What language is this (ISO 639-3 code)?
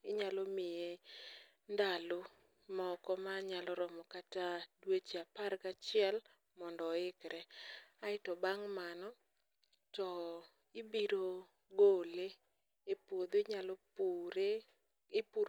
luo